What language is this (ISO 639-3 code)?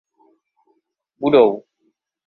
ces